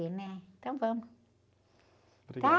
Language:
Portuguese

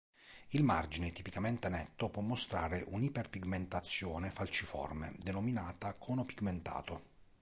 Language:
Italian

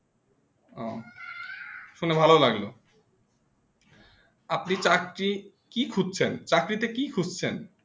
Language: Bangla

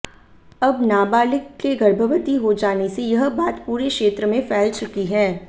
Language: Hindi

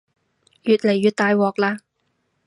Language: Cantonese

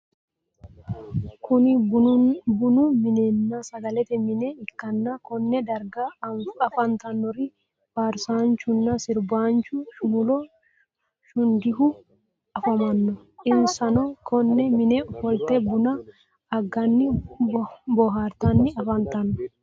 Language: Sidamo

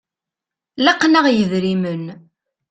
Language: Kabyle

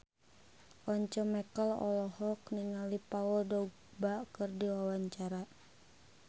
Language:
Sundanese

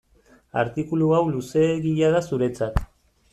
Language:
Basque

